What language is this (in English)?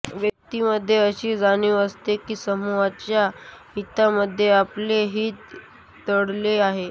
Marathi